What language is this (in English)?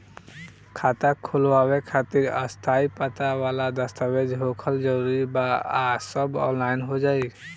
Bhojpuri